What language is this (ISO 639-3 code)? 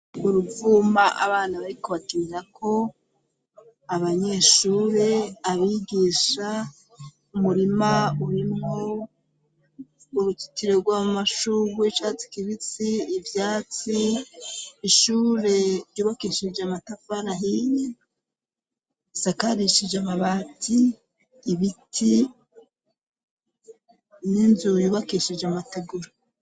run